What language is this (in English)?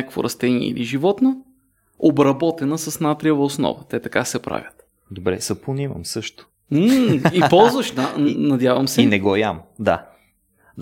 Bulgarian